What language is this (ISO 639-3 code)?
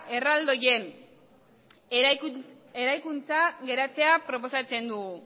eus